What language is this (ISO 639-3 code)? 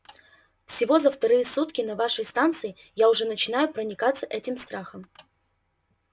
rus